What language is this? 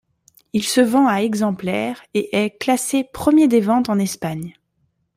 French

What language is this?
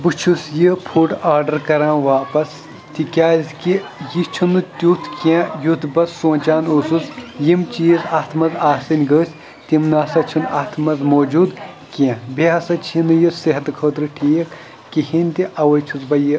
Kashmiri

